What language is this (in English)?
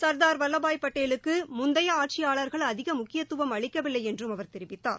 Tamil